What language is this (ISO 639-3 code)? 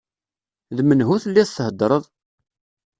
kab